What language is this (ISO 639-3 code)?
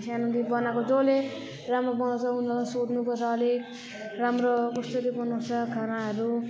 nep